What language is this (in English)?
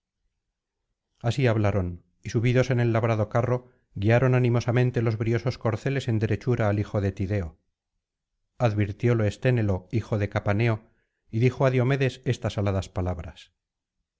Spanish